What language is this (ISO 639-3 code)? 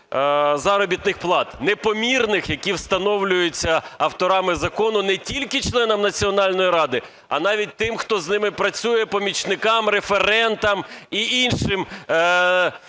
ukr